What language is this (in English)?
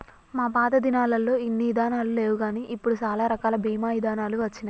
Telugu